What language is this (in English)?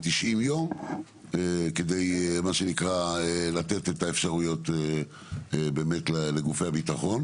Hebrew